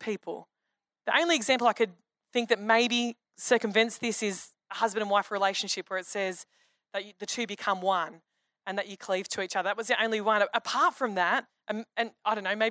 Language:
English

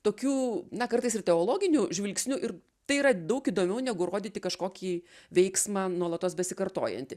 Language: Lithuanian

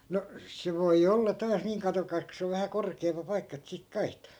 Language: Finnish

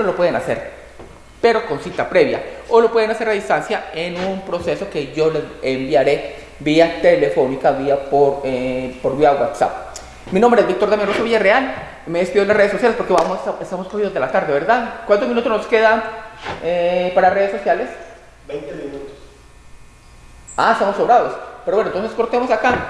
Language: Spanish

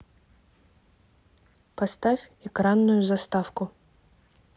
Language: Russian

